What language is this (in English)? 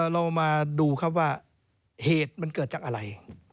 Thai